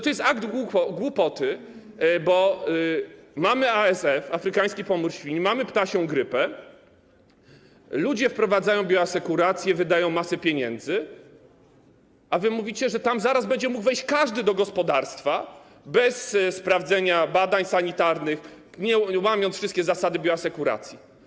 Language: Polish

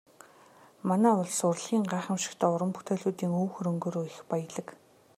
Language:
Mongolian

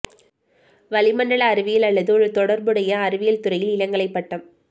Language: Tamil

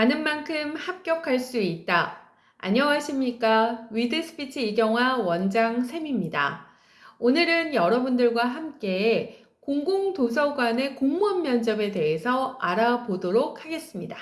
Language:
Korean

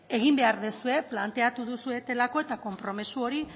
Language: Basque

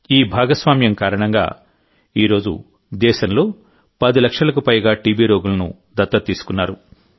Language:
Telugu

